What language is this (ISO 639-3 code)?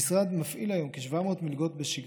heb